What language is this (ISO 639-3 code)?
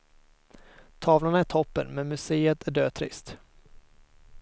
swe